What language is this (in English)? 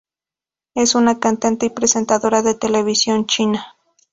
Spanish